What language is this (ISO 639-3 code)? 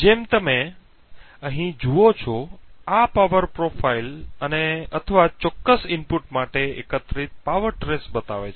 guj